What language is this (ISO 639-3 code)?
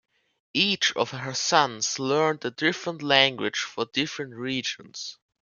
eng